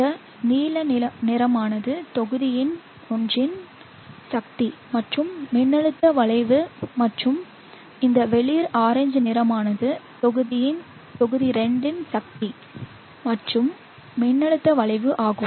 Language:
Tamil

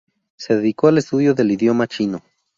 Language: Spanish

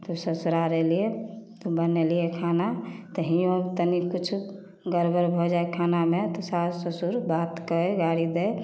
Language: Maithili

